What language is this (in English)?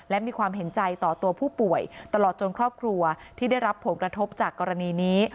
Thai